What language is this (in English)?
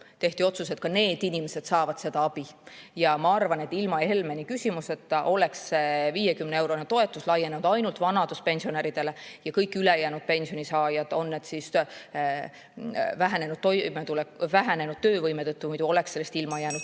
Estonian